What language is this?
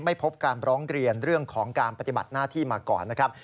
Thai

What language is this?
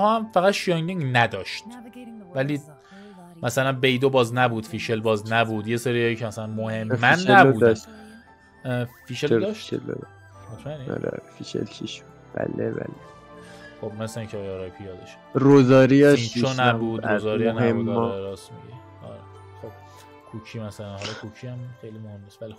Persian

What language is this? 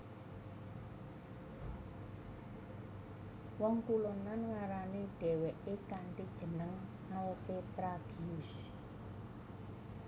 Javanese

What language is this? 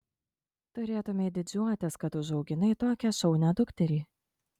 Lithuanian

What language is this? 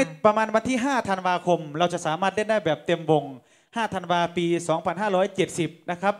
Thai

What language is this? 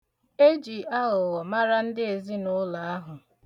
Igbo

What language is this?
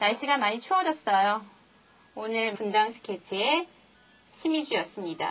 Korean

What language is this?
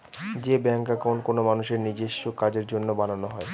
Bangla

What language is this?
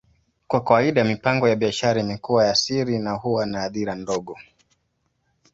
Swahili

